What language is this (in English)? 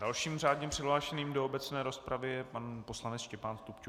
Czech